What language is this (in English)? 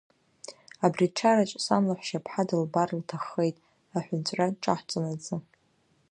Abkhazian